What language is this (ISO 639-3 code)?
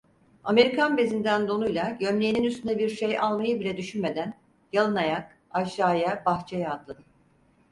tur